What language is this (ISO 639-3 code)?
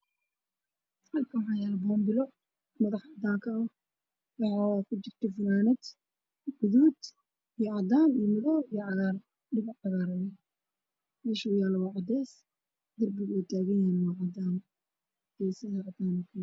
som